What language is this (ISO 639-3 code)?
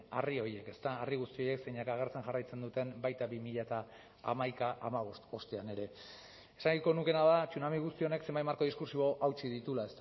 eus